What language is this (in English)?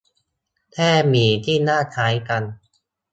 Thai